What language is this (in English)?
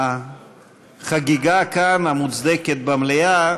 Hebrew